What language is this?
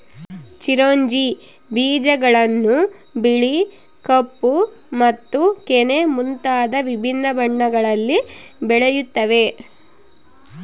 Kannada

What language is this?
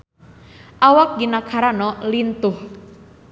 Sundanese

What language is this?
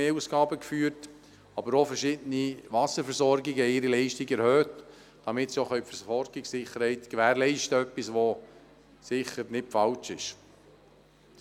Swiss German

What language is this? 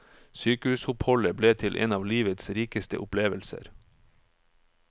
Norwegian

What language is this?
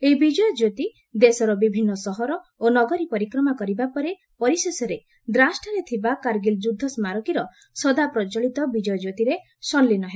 Odia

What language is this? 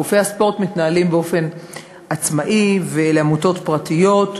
Hebrew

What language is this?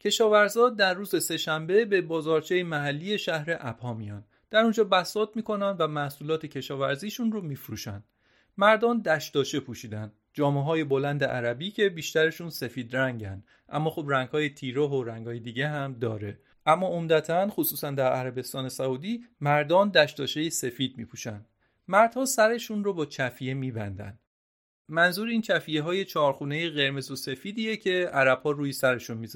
Persian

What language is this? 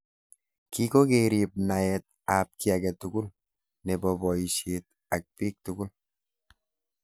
Kalenjin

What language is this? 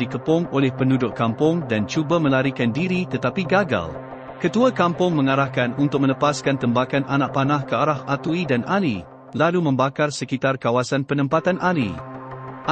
Malay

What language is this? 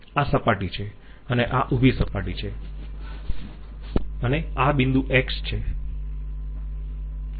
Gujarati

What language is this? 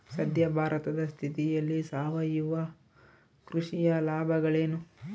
Kannada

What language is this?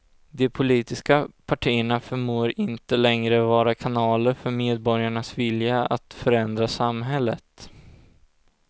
Swedish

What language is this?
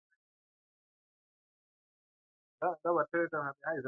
Musey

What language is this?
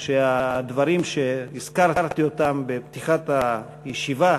Hebrew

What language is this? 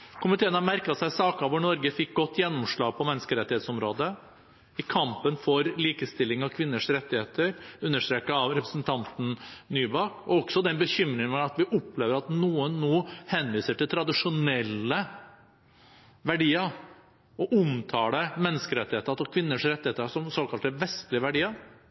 Norwegian Bokmål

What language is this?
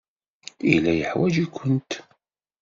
Kabyle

